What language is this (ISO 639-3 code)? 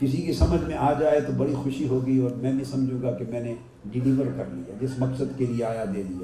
urd